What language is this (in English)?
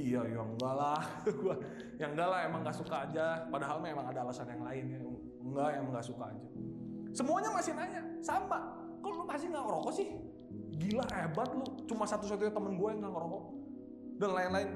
Indonesian